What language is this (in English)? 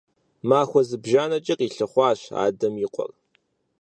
Kabardian